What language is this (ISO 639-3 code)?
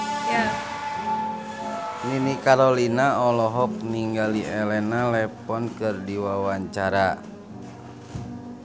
sun